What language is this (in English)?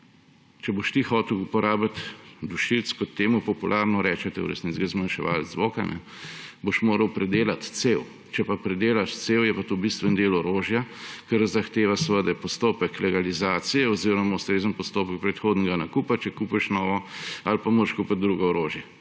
Slovenian